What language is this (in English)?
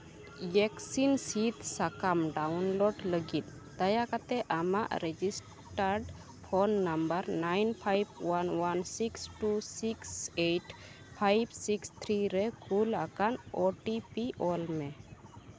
Santali